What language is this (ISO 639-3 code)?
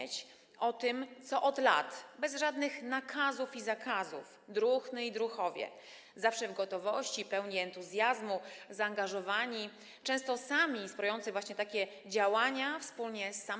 pol